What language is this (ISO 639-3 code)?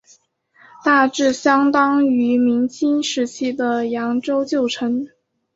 zho